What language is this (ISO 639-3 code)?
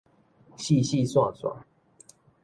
nan